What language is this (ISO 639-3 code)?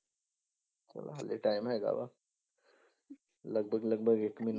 pan